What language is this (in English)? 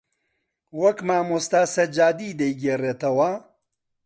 Central Kurdish